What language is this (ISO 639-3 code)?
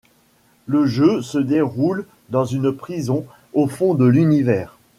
fra